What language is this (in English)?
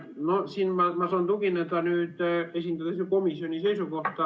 Estonian